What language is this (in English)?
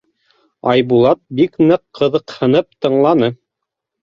Bashkir